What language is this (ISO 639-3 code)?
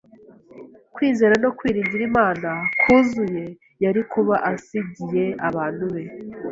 kin